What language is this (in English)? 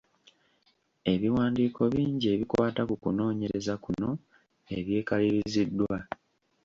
Ganda